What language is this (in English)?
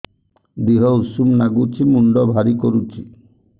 Odia